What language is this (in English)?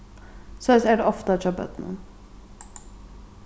Faroese